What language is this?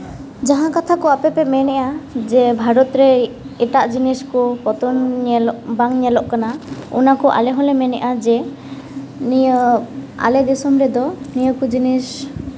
Santali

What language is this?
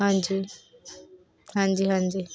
Punjabi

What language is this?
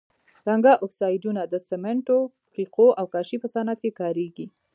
Pashto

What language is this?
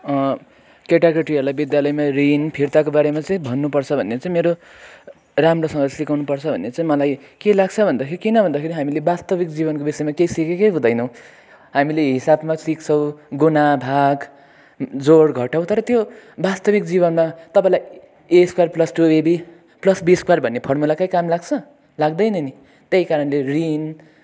Nepali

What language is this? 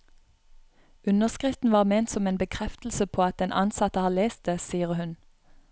Norwegian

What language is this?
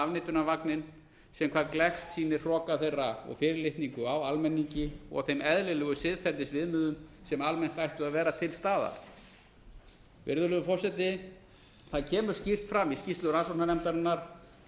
Icelandic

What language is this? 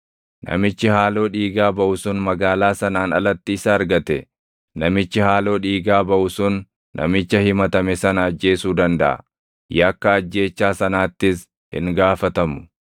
Oromo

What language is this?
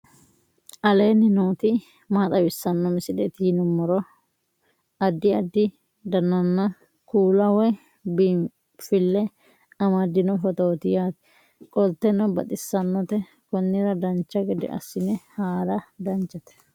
Sidamo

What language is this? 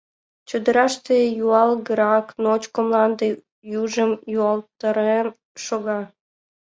Mari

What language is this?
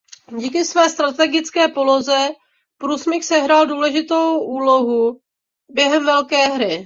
Czech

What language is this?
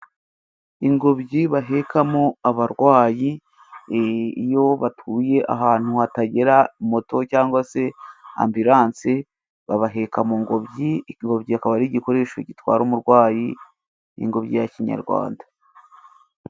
Kinyarwanda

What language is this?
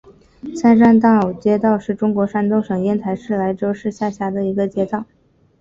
Chinese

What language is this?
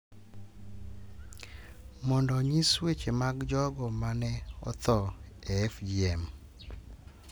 Luo (Kenya and Tanzania)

